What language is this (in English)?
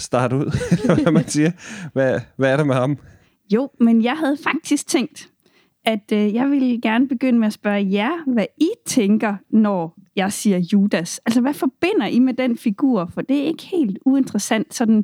Danish